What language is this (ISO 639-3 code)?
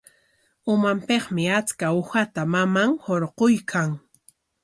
qwa